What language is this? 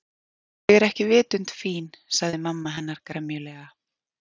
Icelandic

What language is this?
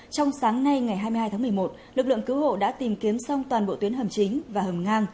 Vietnamese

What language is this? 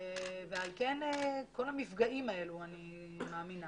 Hebrew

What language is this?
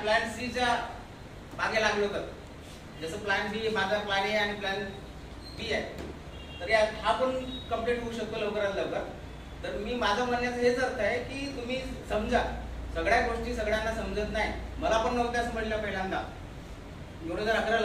Hindi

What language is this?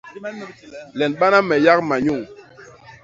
Basaa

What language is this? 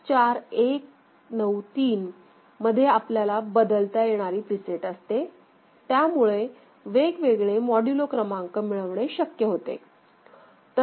Marathi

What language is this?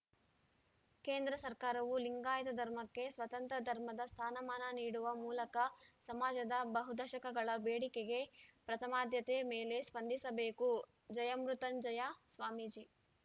Kannada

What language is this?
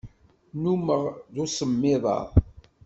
Kabyle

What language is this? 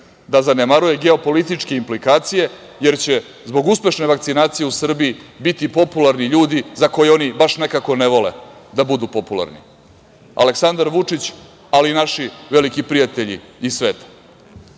Serbian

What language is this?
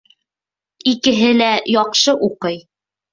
Bashkir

